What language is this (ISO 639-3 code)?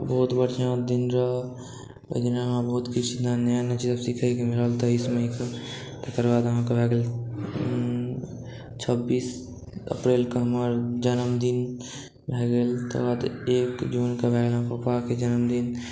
mai